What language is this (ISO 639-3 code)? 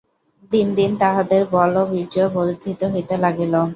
ben